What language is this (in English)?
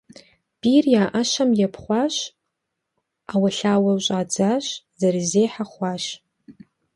Kabardian